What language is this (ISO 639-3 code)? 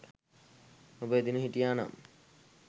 sin